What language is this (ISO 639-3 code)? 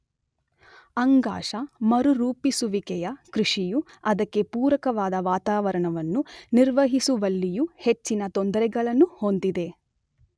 kan